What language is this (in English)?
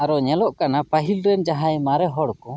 Santali